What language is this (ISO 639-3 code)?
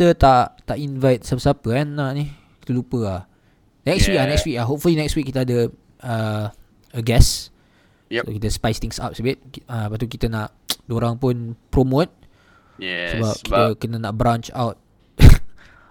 msa